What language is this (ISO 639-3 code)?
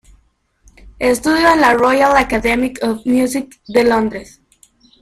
spa